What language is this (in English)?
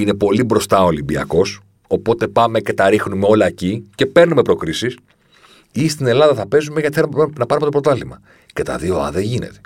Greek